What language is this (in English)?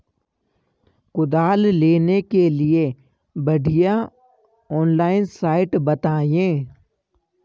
Hindi